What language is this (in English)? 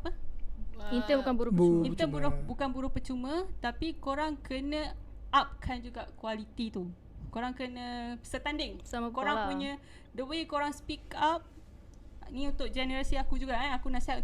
Malay